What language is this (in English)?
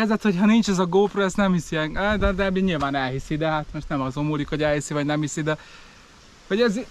Hungarian